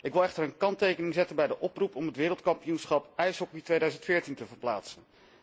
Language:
Dutch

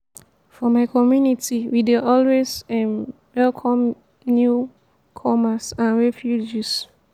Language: Nigerian Pidgin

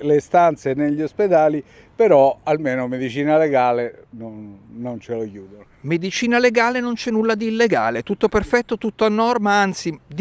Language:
Italian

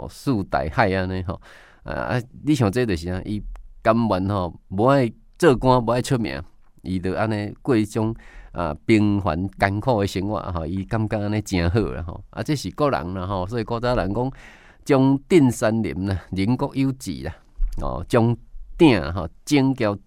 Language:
Chinese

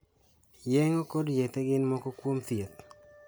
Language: Luo (Kenya and Tanzania)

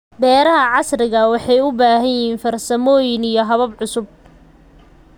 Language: Somali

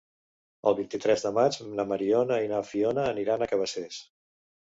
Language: Catalan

